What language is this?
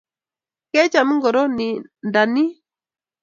Kalenjin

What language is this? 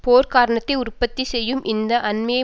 Tamil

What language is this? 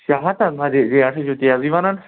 Kashmiri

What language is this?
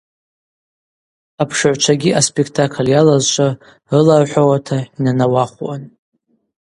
Abaza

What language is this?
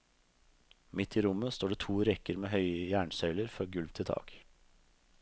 Norwegian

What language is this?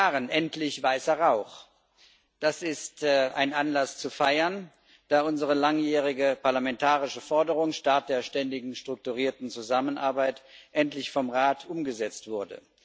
German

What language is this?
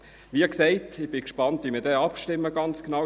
Swiss German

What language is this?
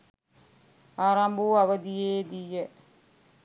Sinhala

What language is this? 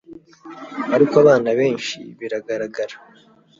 Kinyarwanda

